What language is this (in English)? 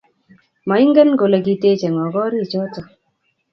Kalenjin